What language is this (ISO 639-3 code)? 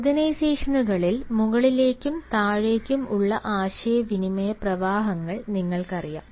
mal